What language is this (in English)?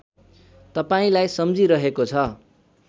Nepali